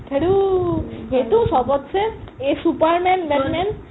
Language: Assamese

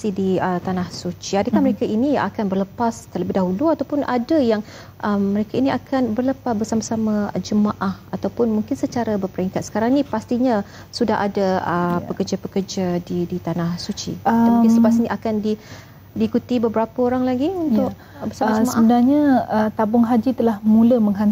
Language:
Malay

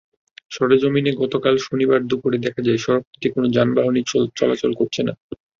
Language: Bangla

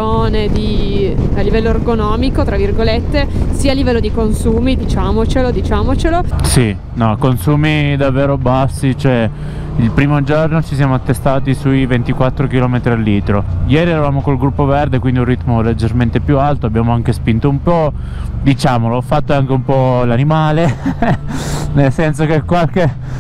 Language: Italian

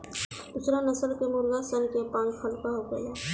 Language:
Bhojpuri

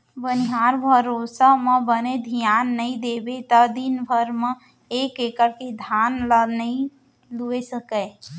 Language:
Chhattisgarhi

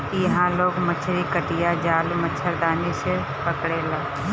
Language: Bhojpuri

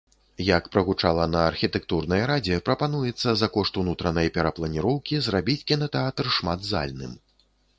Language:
Belarusian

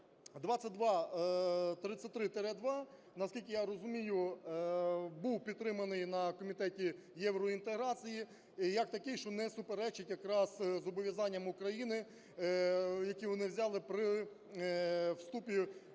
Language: Ukrainian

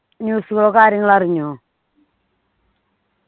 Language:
Malayalam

